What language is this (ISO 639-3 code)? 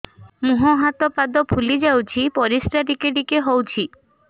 ori